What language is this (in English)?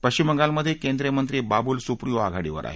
Marathi